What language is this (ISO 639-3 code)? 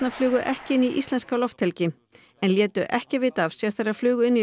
isl